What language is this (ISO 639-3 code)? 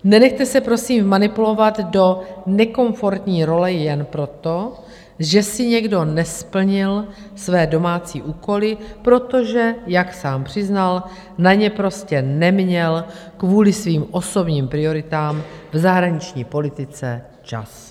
ces